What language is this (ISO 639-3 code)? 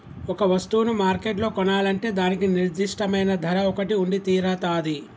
tel